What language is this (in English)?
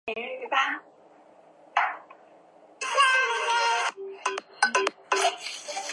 Chinese